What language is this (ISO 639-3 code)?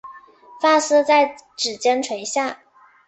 zho